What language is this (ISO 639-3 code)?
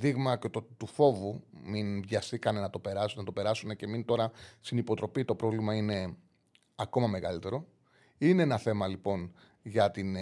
ell